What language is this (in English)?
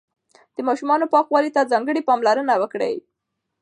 Pashto